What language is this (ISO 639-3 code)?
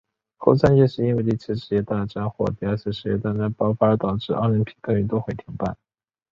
zho